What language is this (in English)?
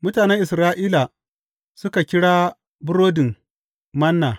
Hausa